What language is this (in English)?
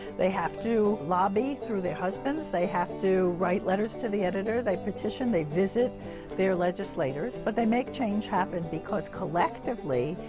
English